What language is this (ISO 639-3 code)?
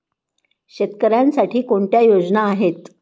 mar